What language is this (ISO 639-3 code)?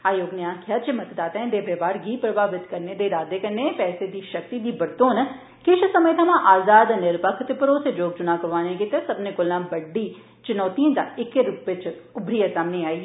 doi